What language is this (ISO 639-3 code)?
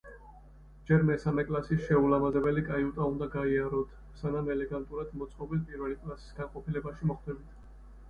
kat